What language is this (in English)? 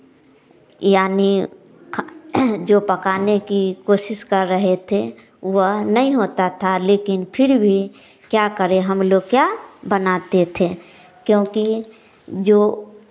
Hindi